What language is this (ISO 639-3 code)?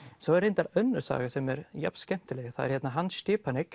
isl